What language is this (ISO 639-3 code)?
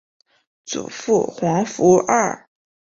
zho